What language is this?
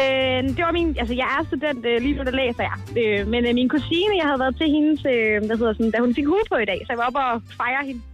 Danish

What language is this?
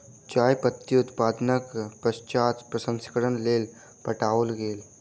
Maithili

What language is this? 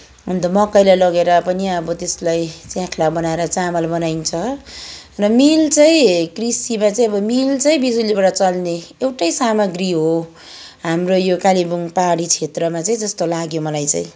Nepali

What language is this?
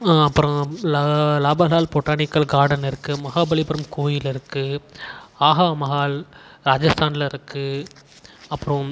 Tamil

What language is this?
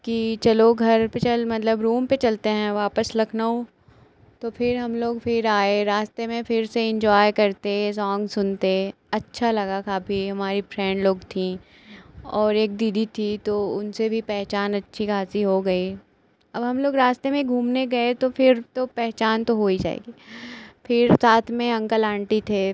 Hindi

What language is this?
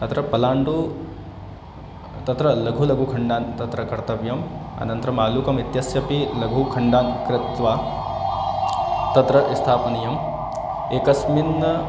Sanskrit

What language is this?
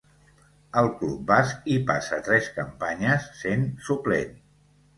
Catalan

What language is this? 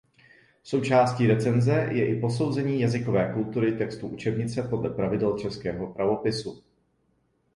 Czech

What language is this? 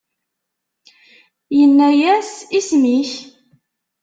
Kabyle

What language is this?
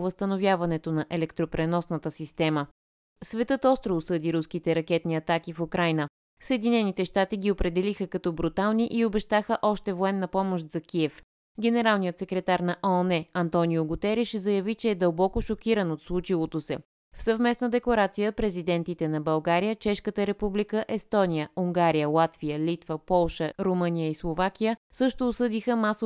Bulgarian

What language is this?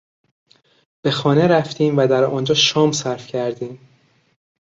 Persian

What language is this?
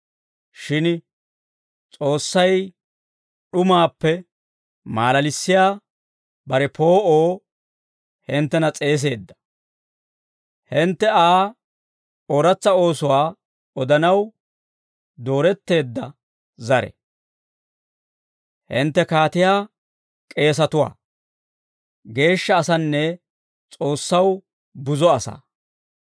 Dawro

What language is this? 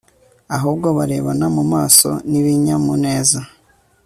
Kinyarwanda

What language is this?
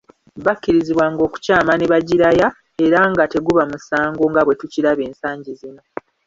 Ganda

